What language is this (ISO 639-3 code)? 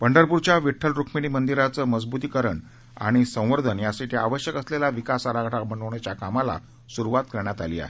mar